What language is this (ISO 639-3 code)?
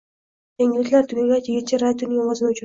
uzb